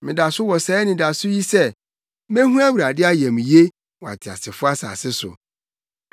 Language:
Akan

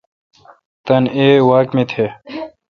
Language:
Kalkoti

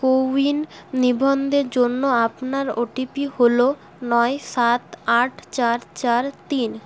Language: Bangla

